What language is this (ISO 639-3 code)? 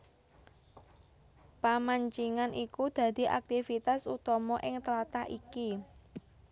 jav